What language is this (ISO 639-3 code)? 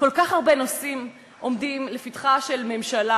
heb